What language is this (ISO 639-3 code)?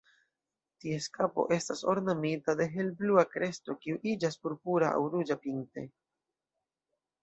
epo